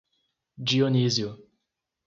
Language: Portuguese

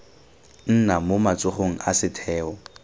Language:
Tswana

